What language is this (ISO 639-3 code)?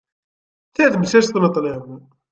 kab